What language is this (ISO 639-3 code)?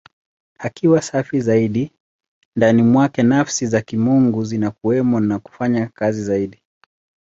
swa